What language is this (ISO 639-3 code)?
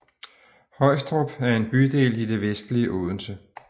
dan